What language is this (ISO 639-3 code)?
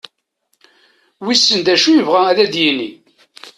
kab